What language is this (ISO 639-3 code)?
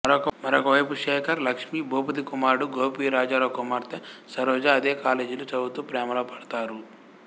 tel